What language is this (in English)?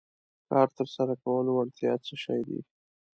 Pashto